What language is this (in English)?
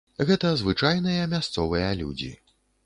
Belarusian